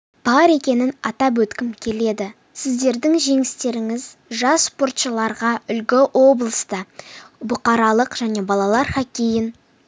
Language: Kazakh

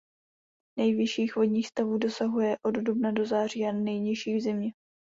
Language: Czech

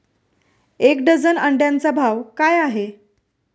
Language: Marathi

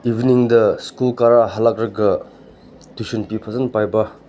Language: Manipuri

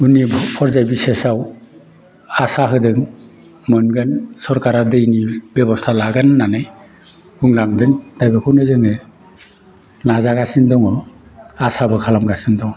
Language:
Bodo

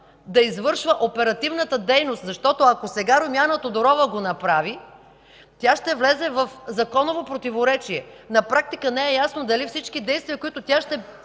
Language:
Bulgarian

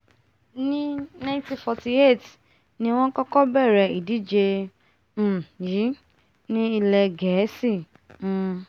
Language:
Yoruba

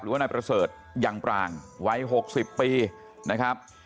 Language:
Thai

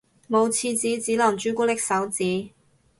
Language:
Cantonese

